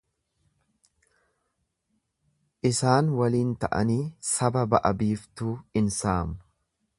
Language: Oromo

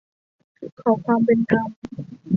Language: Thai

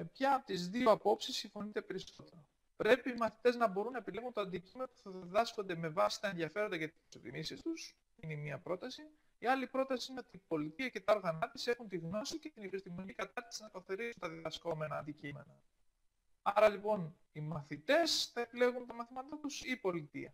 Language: Greek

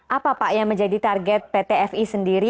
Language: Indonesian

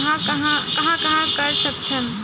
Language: Chhattisgarhi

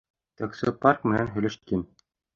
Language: Bashkir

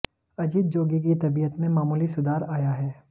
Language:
Hindi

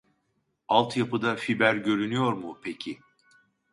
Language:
Turkish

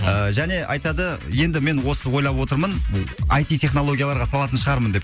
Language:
Kazakh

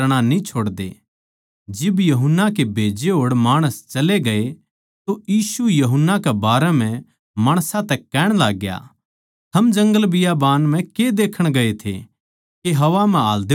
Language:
Haryanvi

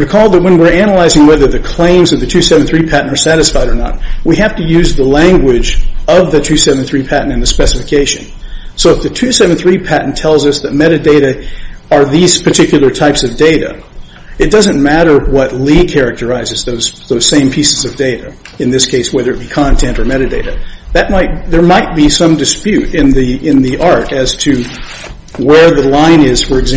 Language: English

